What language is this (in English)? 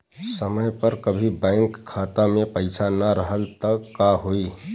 Bhojpuri